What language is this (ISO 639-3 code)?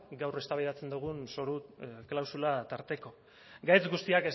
eus